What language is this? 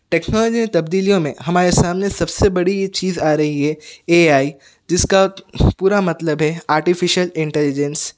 Urdu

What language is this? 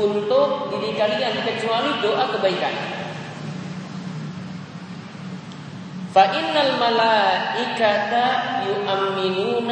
Indonesian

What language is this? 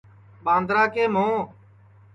Sansi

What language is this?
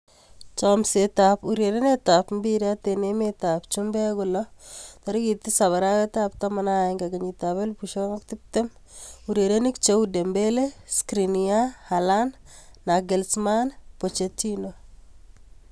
Kalenjin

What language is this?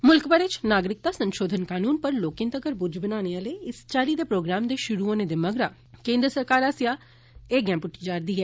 Dogri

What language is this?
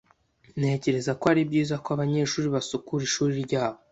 Kinyarwanda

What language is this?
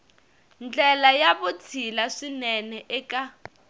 Tsonga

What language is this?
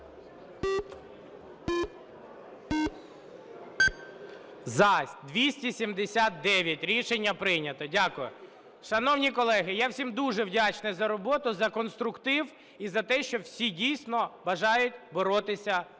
Ukrainian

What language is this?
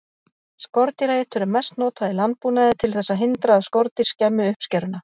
Icelandic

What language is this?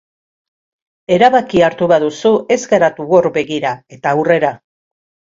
Basque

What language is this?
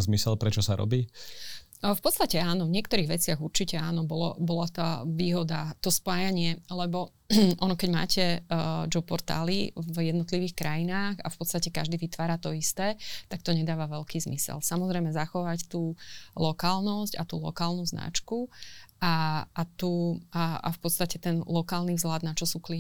Slovak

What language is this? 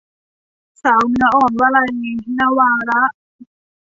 Thai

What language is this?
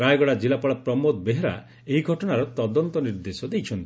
Odia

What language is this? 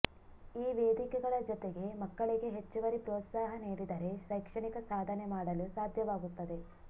Kannada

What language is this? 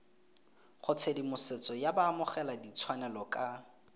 Tswana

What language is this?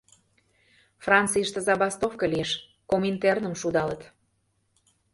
Mari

